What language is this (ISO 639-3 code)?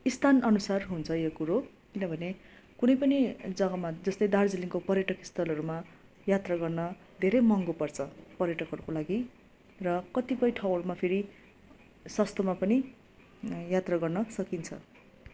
nep